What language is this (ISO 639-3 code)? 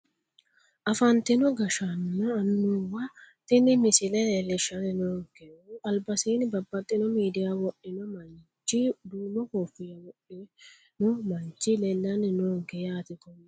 sid